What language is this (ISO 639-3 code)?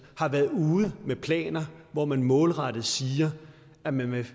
dan